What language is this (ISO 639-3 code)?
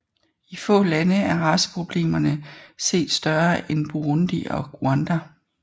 dan